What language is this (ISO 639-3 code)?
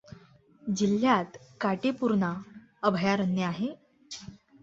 mar